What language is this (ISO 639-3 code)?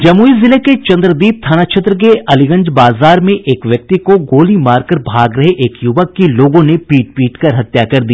hin